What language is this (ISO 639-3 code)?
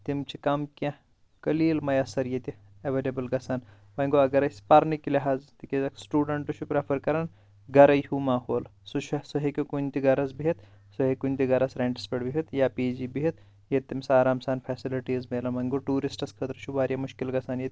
kas